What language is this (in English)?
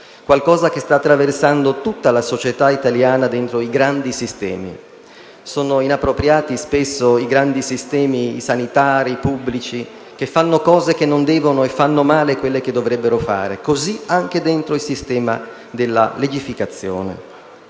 Italian